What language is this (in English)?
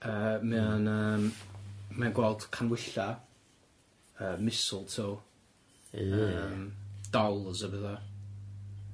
Welsh